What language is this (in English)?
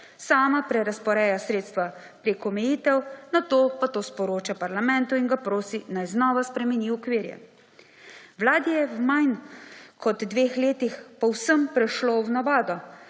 Slovenian